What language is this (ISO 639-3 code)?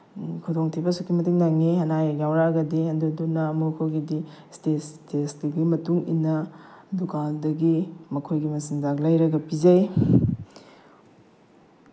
mni